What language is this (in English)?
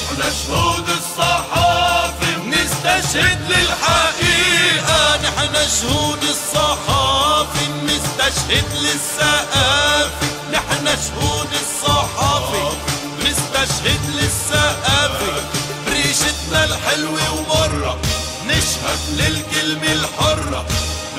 Arabic